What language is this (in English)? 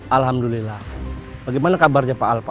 Indonesian